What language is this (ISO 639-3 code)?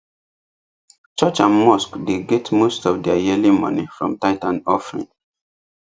pcm